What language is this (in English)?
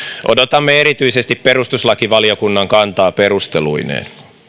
Finnish